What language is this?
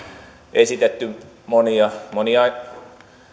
Finnish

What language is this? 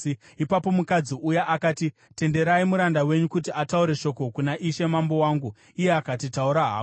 Shona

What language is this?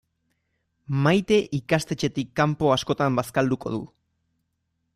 Basque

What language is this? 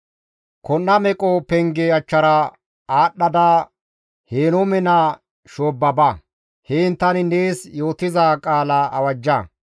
Gamo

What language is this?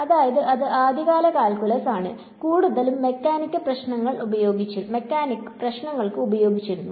Malayalam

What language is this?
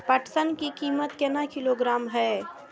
Maithili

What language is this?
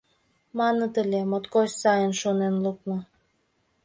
Mari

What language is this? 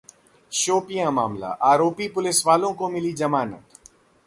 Hindi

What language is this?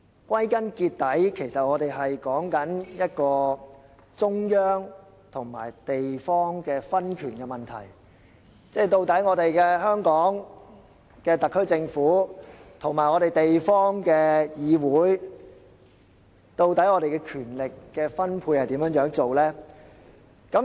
Cantonese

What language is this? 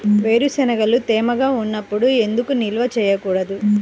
Telugu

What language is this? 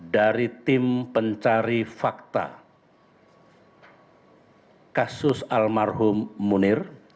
Indonesian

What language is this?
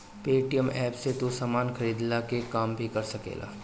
Bhojpuri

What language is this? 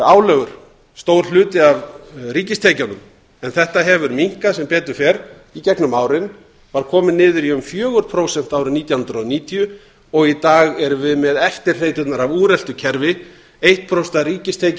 Icelandic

